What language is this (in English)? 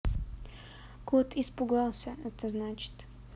Russian